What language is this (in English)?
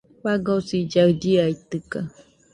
Nüpode Huitoto